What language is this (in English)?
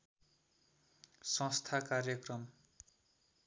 Nepali